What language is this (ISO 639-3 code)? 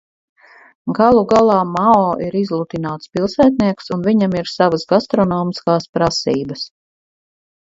lav